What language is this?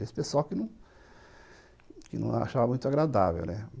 Portuguese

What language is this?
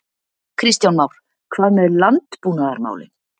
Icelandic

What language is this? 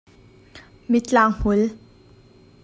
Hakha Chin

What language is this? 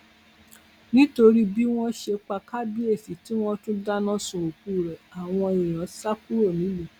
Yoruba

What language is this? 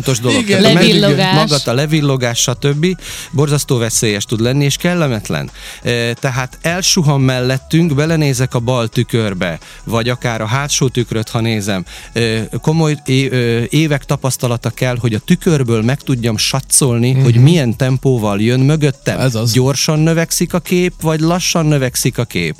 Hungarian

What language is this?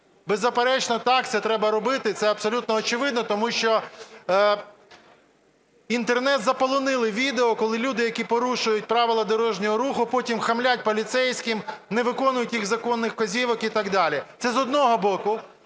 Ukrainian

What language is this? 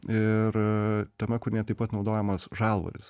Lithuanian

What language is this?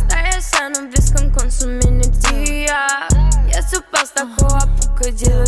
Romanian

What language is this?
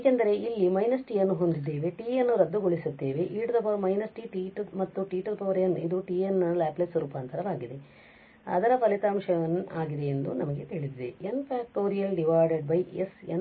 Kannada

